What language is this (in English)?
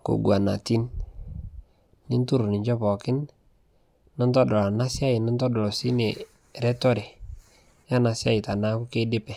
Masai